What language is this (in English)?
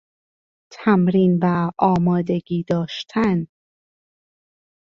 Persian